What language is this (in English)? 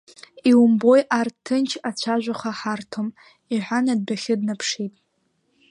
Abkhazian